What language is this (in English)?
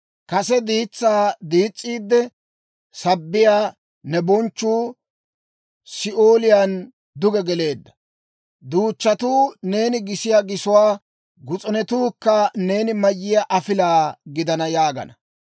Dawro